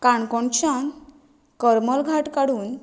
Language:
Konkani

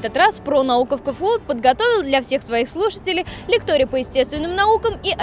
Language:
Russian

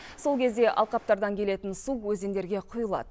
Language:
Kazakh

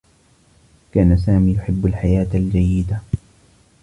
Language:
Arabic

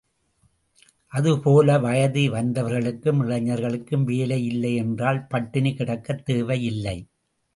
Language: Tamil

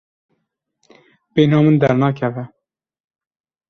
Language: Kurdish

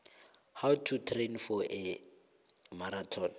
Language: South Ndebele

